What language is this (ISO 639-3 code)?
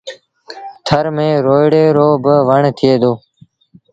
sbn